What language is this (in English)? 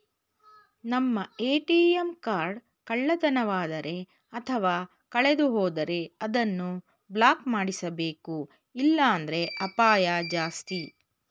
Kannada